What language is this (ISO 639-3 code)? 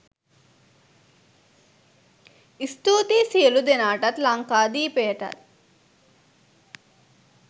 sin